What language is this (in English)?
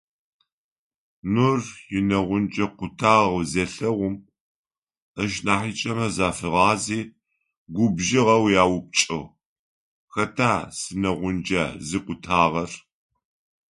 Adyghe